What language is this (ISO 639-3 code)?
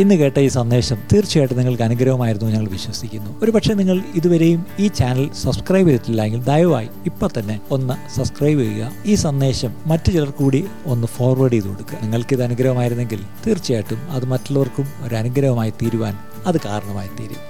mal